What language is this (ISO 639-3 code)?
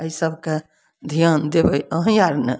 mai